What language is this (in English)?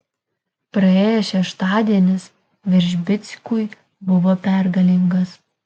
Lithuanian